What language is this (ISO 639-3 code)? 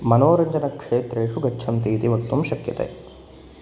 san